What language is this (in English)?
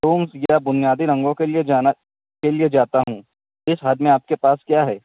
Urdu